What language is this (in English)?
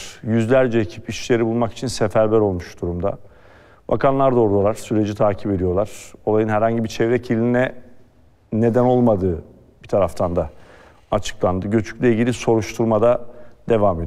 Turkish